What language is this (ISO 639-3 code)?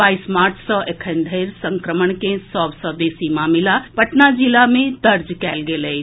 mai